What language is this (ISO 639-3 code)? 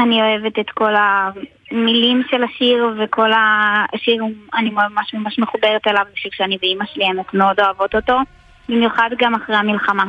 heb